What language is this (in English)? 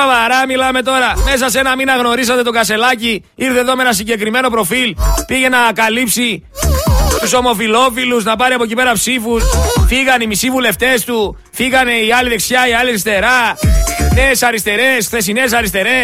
Greek